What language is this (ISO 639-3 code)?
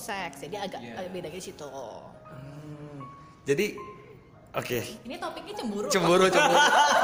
ind